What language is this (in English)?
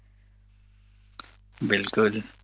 Gujarati